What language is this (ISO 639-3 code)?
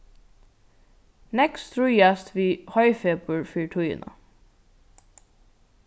fao